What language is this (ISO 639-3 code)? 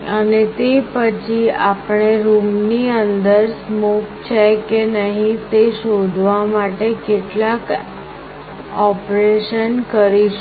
guj